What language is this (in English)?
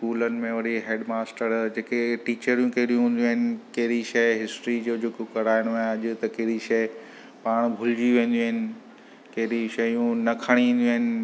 Sindhi